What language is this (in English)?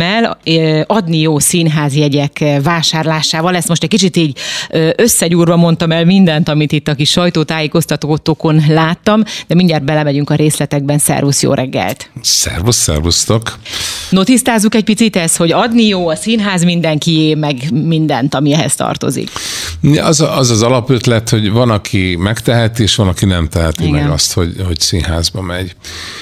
Hungarian